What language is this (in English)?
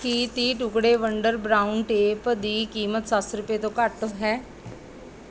Punjabi